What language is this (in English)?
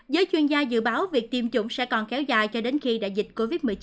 Vietnamese